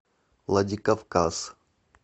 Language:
Russian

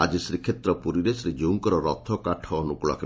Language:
Odia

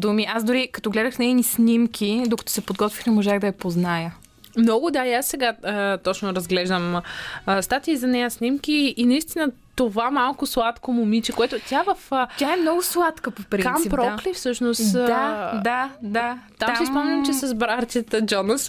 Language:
Bulgarian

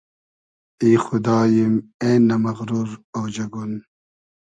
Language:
Hazaragi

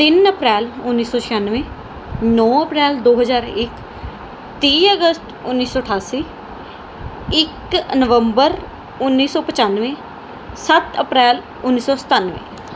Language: Punjabi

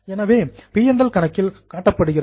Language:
Tamil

